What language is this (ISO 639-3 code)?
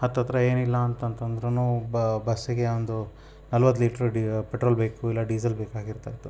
kan